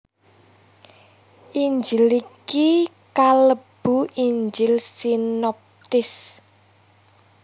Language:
Javanese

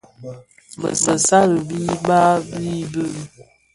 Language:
Bafia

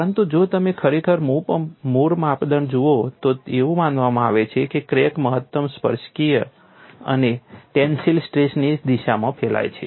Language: Gujarati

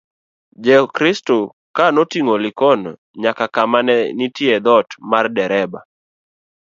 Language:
Luo (Kenya and Tanzania)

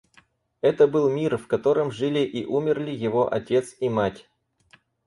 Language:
Russian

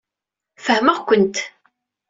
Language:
Kabyle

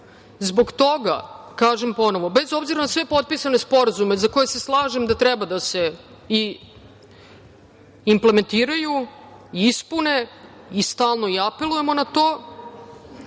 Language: Serbian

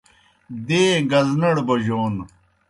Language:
Kohistani Shina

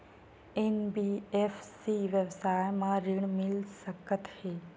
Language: Chhattisgarhi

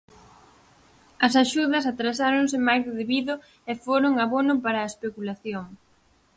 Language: Galician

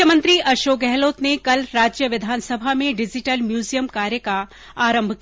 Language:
Hindi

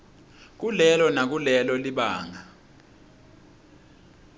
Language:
Swati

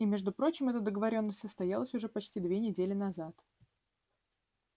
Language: Russian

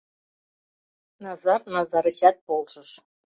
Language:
Mari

